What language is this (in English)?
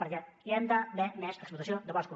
Catalan